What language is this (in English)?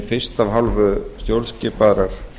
Icelandic